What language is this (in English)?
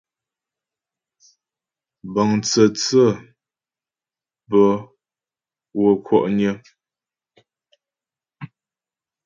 Ghomala